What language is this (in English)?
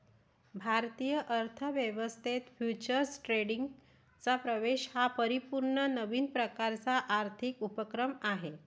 Marathi